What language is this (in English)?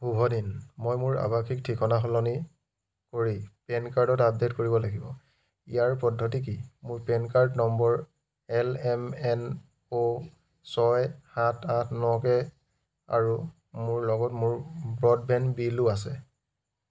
Assamese